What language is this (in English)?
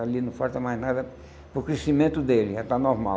Portuguese